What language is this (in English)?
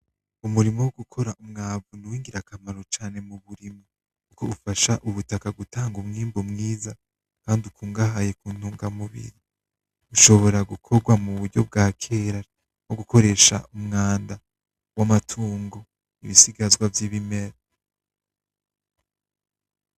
Rundi